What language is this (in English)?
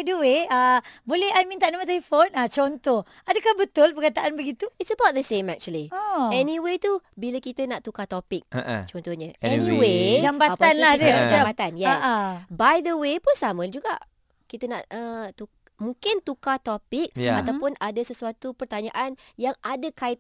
Malay